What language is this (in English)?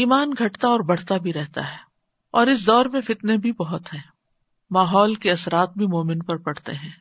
Urdu